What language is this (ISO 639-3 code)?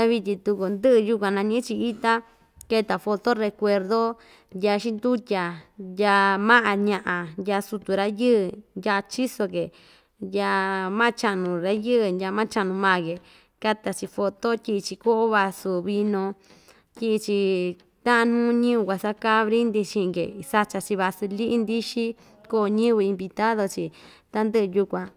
vmj